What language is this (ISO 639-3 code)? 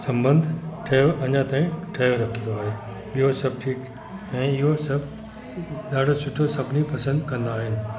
snd